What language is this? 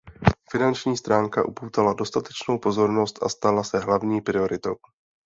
Czech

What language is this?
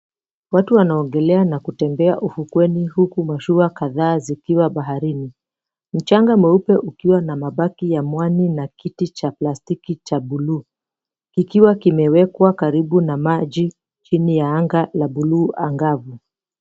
Swahili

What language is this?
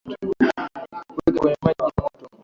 Swahili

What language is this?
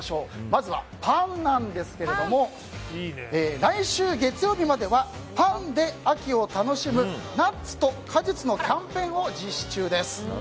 Japanese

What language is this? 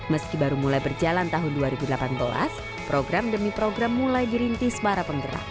Indonesian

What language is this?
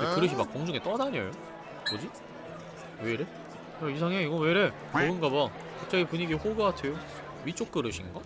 Korean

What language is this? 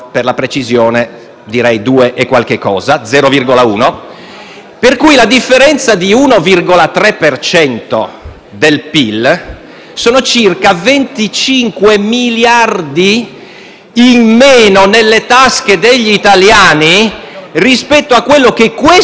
Italian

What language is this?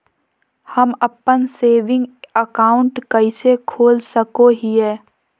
Magahi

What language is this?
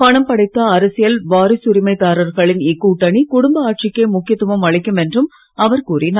Tamil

